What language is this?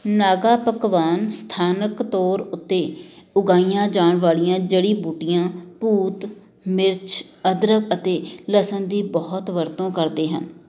Punjabi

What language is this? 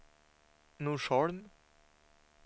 Swedish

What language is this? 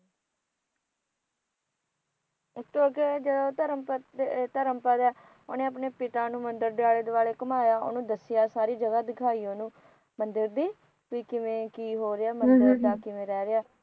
Punjabi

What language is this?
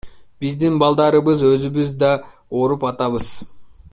Kyrgyz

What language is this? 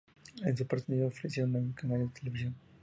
Spanish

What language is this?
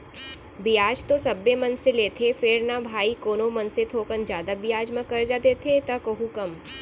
Chhattisgarhi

